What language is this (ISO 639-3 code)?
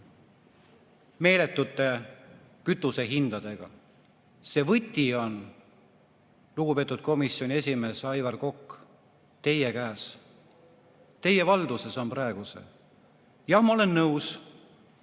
est